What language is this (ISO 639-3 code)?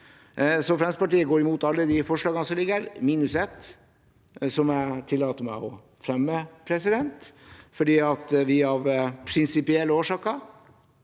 nor